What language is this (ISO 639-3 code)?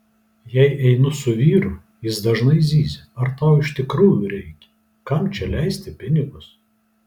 lit